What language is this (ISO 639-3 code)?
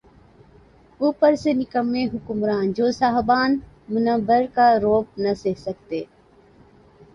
urd